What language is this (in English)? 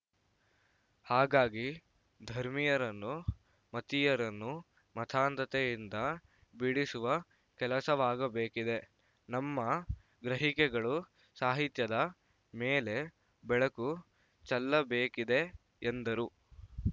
Kannada